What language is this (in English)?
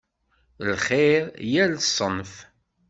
Kabyle